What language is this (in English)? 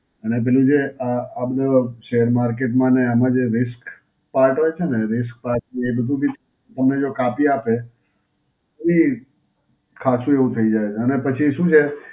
Gujarati